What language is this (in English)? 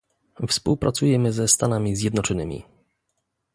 Polish